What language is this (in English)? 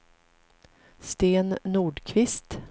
Swedish